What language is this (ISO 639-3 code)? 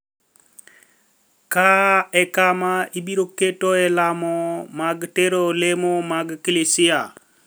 luo